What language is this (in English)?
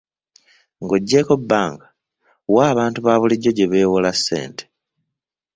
Ganda